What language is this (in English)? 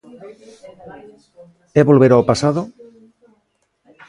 Galician